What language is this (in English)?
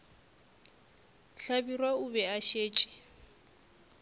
Northern Sotho